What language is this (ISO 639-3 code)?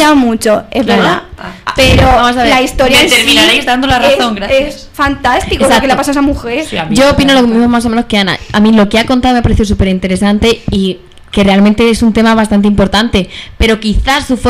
spa